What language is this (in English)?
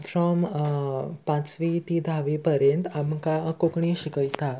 Konkani